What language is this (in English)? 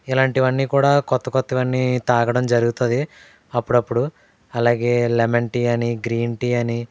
Telugu